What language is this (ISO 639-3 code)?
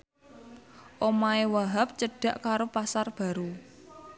jav